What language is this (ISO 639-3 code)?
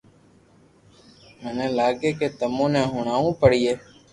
lrk